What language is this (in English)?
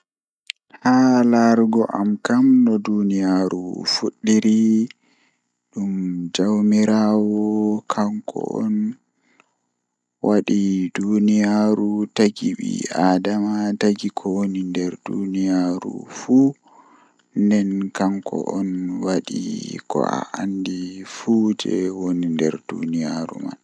Fula